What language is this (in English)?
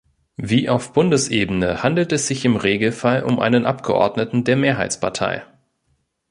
German